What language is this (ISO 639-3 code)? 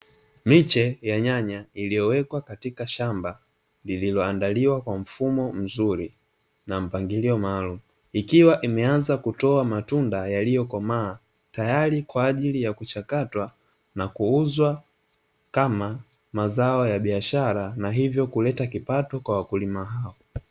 swa